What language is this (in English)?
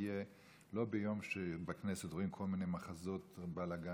Hebrew